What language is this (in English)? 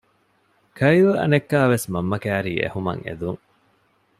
Divehi